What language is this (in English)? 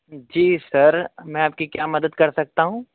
Urdu